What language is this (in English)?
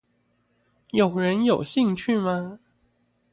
Chinese